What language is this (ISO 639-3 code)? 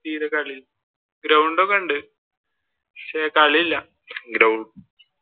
mal